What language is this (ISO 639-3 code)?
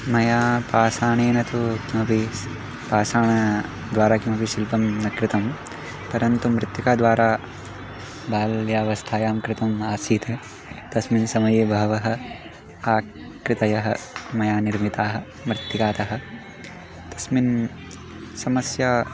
san